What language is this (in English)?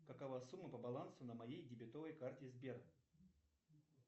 Russian